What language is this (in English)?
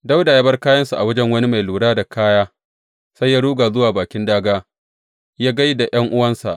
Hausa